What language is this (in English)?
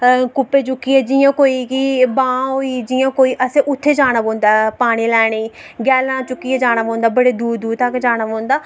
Dogri